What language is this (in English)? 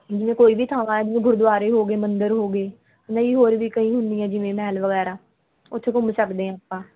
Punjabi